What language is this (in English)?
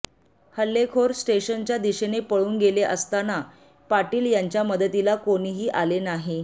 Marathi